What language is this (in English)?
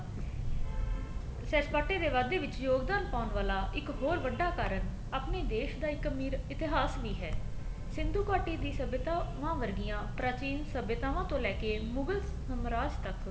Punjabi